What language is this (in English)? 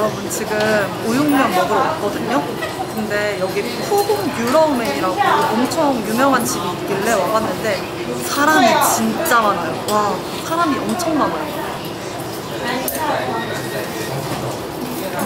Korean